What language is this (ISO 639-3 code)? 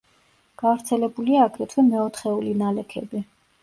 kat